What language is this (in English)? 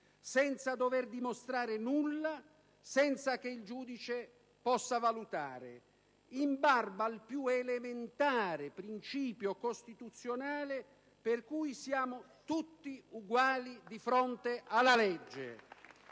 Italian